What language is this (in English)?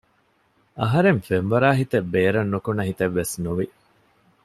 Divehi